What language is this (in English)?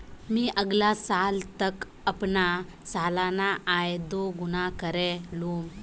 Magahi